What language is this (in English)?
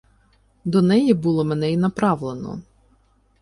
Ukrainian